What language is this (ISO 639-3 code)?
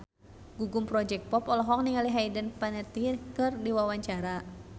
sun